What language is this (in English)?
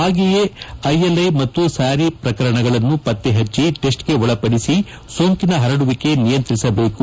Kannada